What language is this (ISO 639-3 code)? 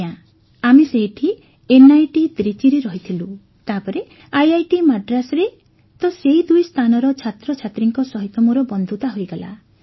ori